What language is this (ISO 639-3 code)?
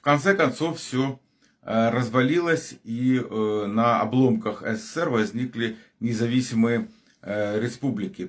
rus